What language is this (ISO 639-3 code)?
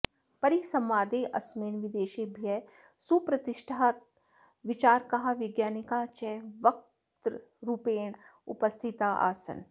san